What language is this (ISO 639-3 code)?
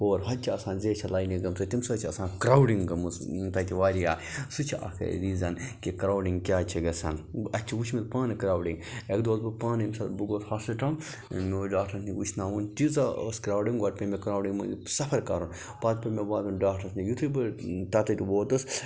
kas